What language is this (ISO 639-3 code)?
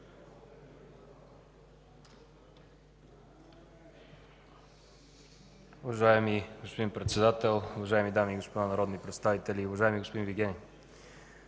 bul